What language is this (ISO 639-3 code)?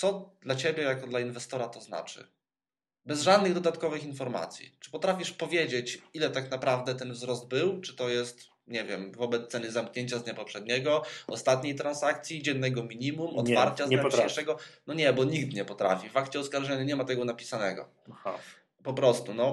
pol